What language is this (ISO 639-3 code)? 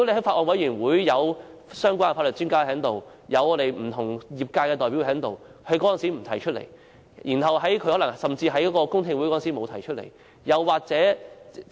yue